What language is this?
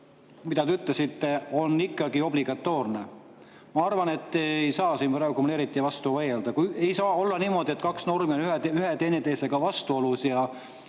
Estonian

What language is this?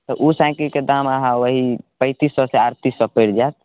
Maithili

